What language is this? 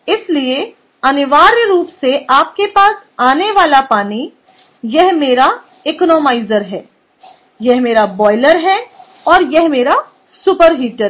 Hindi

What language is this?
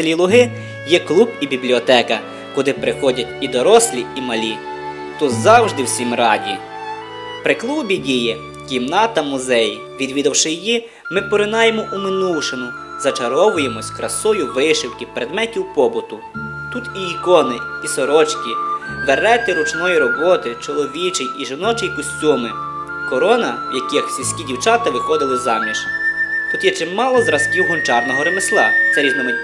Ukrainian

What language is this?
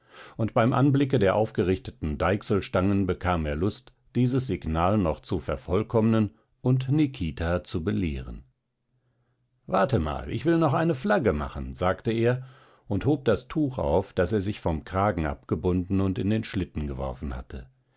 German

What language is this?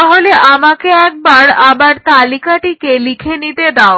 Bangla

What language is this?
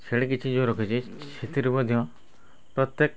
Odia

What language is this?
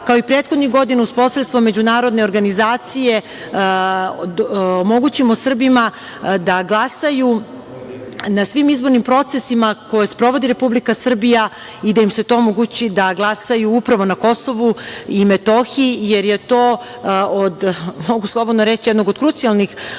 Serbian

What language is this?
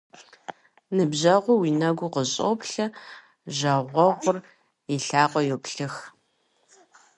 Kabardian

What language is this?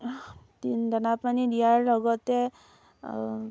Assamese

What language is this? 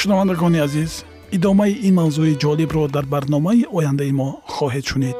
Persian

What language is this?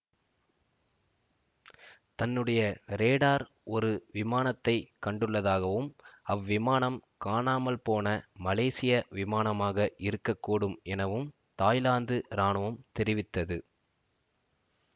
Tamil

